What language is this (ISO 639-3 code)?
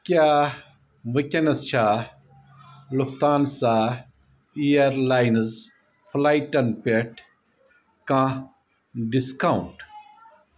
kas